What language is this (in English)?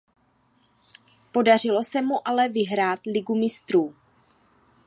Czech